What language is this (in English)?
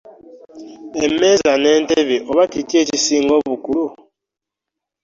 Ganda